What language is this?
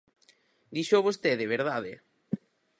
Galician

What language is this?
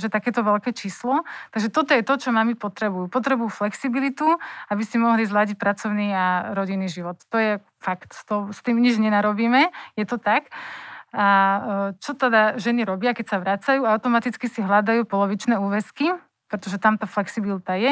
Slovak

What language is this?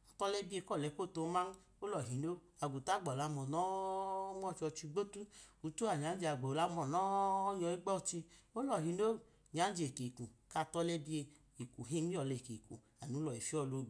Idoma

